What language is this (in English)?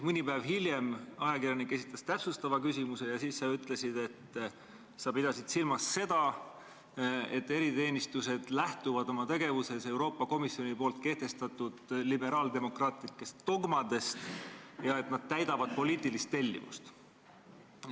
Estonian